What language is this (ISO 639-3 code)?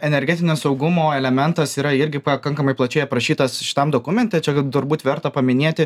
lit